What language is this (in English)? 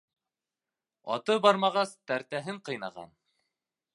Bashkir